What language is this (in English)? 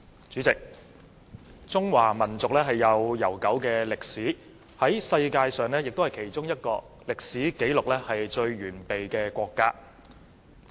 Cantonese